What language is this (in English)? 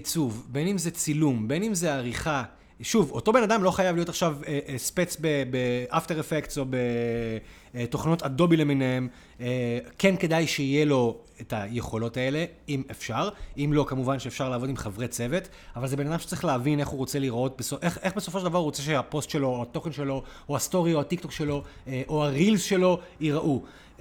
Hebrew